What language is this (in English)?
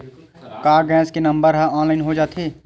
Chhattisgarhi